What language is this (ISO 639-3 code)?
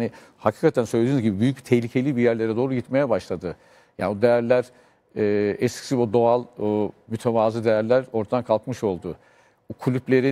tur